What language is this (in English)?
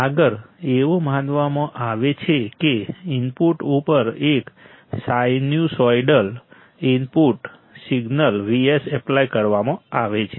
Gujarati